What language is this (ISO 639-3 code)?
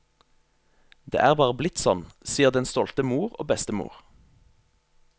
nor